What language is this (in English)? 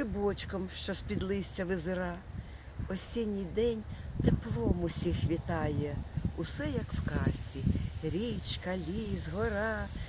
Ukrainian